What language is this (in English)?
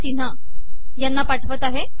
Marathi